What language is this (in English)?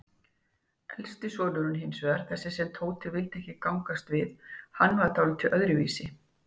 Icelandic